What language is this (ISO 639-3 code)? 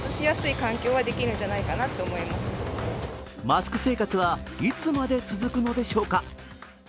jpn